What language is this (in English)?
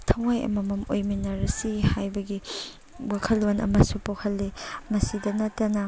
Manipuri